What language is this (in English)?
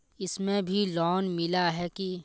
Magahi